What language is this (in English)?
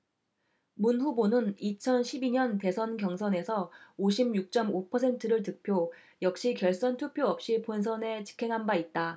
Korean